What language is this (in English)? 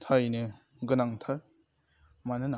Bodo